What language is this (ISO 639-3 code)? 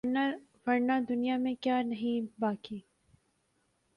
urd